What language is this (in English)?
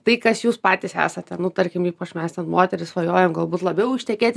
Lithuanian